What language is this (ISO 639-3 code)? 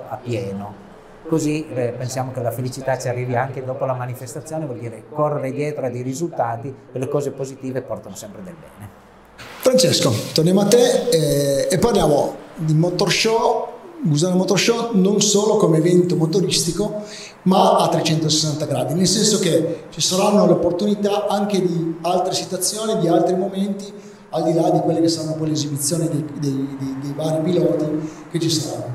ita